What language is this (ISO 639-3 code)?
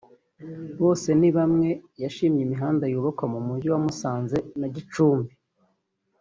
kin